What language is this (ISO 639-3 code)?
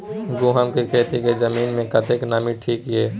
mai